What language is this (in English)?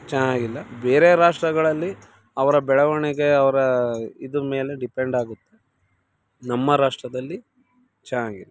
Kannada